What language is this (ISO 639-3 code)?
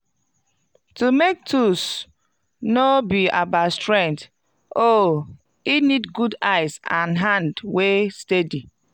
pcm